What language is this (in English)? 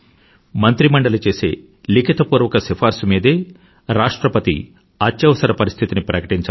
Telugu